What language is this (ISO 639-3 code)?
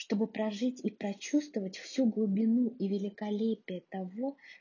rus